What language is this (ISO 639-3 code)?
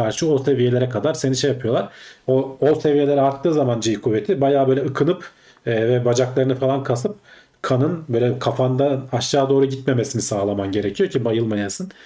tur